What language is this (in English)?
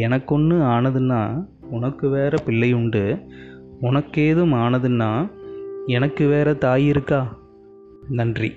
Tamil